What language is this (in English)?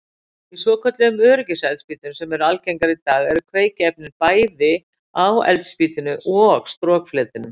Icelandic